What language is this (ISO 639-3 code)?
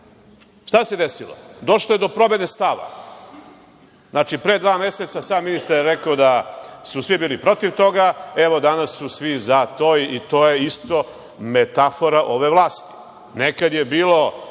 srp